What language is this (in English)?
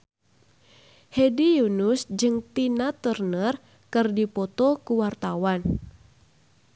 Sundanese